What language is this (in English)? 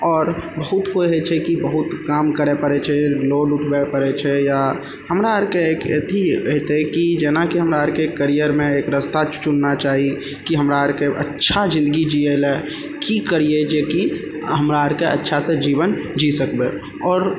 Maithili